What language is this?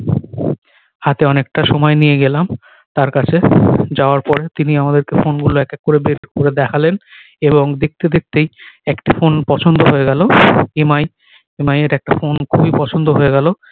Bangla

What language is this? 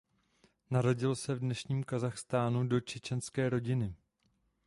Czech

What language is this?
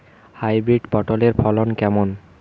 Bangla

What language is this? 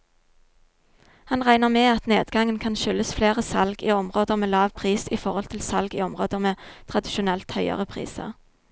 Norwegian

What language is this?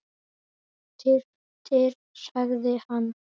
Icelandic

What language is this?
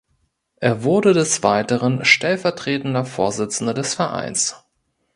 German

